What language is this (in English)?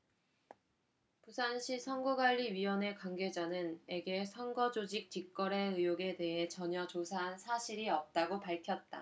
Korean